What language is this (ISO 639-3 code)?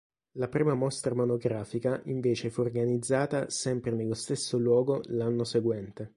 ita